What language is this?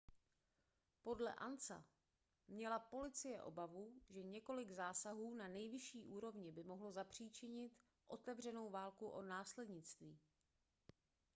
Czech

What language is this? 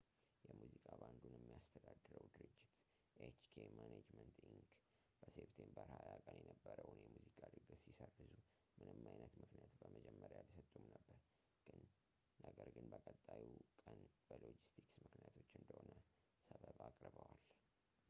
Amharic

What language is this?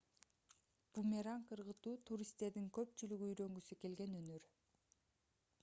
Kyrgyz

